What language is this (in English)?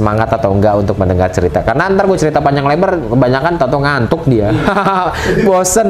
Indonesian